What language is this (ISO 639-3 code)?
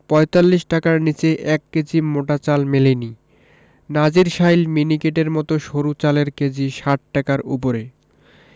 ben